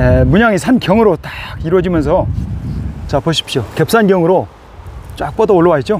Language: Korean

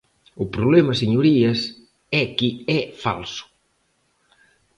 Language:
Galician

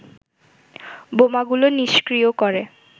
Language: Bangla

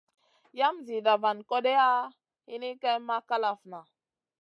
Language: Masana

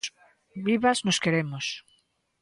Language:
Galician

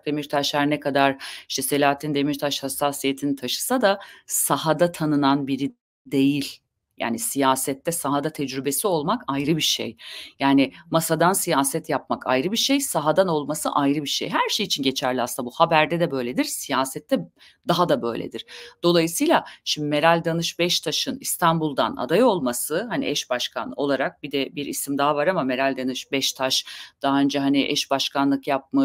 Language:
Turkish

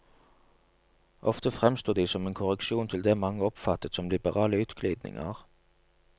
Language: Norwegian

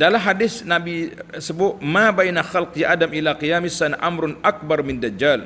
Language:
Malay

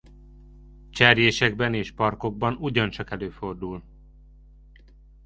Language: Hungarian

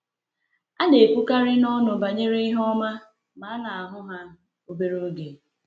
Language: Igbo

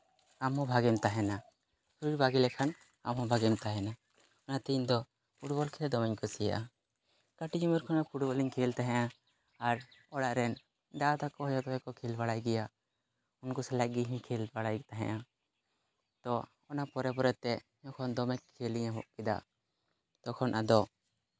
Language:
Santali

